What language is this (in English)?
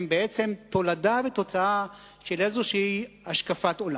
Hebrew